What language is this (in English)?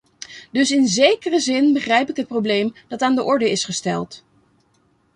Dutch